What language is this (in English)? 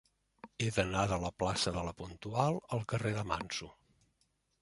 Catalan